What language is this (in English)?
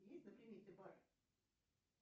Russian